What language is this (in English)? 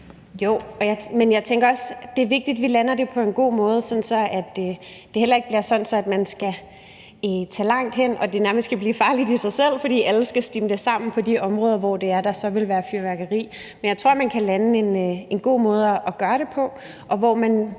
Danish